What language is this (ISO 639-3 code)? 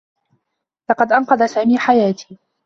ara